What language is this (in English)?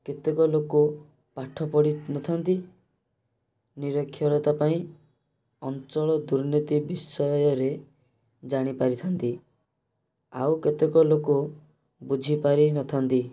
Odia